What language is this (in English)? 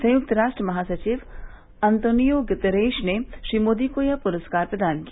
Hindi